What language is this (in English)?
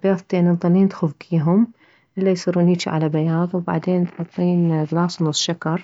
Mesopotamian Arabic